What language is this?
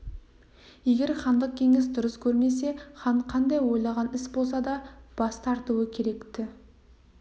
Kazakh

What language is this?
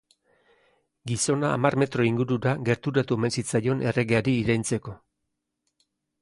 Basque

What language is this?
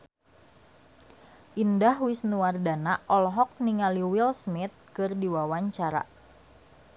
Sundanese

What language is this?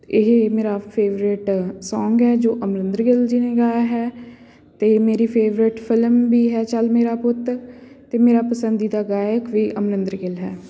Punjabi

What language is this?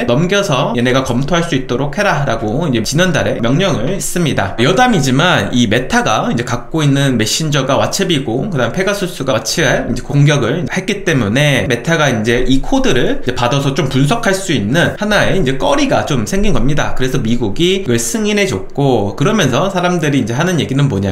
Korean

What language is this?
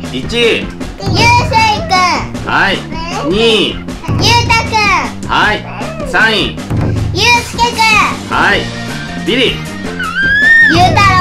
Japanese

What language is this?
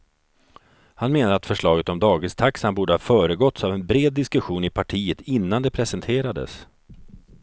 Swedish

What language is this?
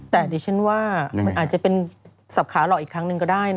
Thai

